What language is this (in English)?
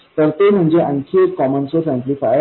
Marathi